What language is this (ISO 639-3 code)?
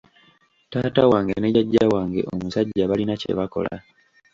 lug